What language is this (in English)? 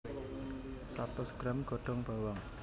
Javanese